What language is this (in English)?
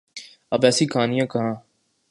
Urdu